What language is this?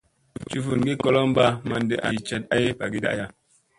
Musey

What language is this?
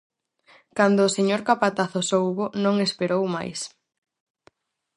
Galician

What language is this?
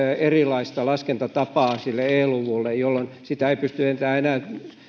Finnish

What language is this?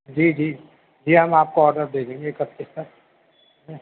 Urdu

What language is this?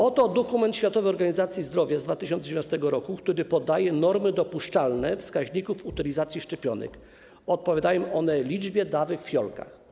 Polish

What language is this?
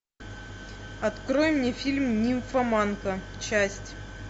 Russian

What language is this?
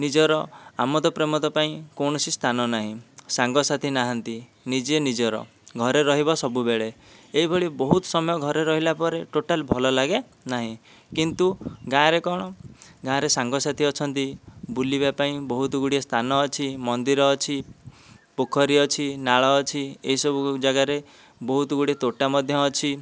Odia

